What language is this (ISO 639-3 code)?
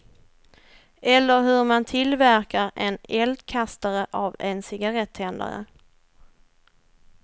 swe